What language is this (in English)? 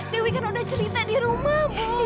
Indonesian